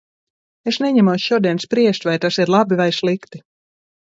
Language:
Latvian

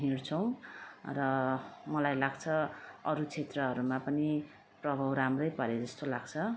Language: Nepali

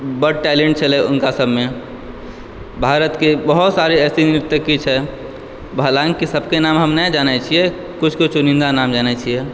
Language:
Maithili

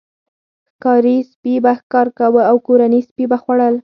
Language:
Pashto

